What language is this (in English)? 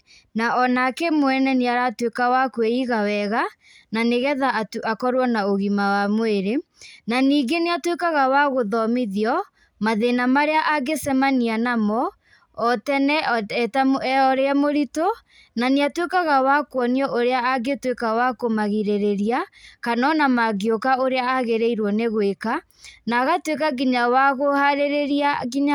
Kikuyu